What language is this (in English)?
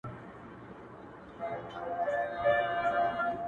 Pashto